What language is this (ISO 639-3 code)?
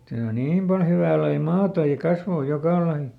fin